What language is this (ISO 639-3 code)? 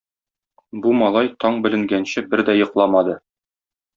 tat